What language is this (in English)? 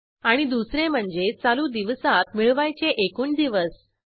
Marathi